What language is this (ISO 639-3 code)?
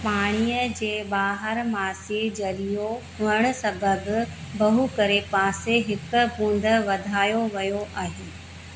snd